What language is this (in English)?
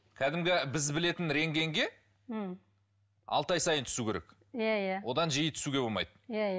Kazakh